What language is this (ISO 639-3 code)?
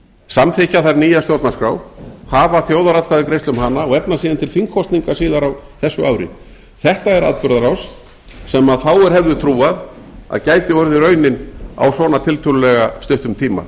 isl